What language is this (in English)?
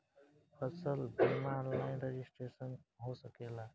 Bhojpuri